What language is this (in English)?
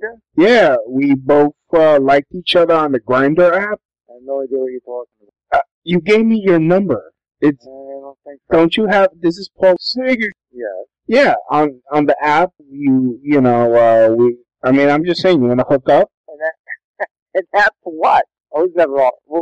English